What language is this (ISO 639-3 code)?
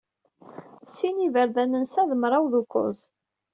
kab